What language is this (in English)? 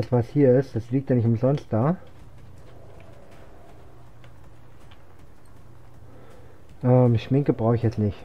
German